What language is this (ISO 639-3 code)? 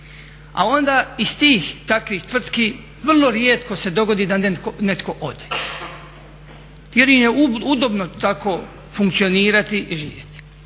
hrv